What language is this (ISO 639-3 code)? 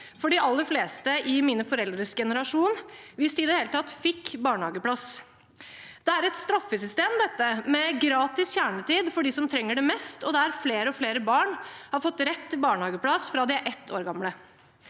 nor